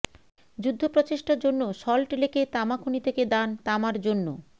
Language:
Bangla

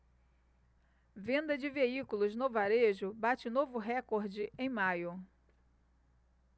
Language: Portuguese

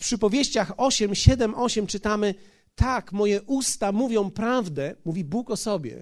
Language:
Polish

